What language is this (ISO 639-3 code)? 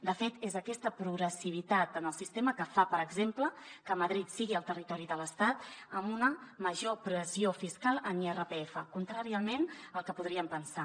cat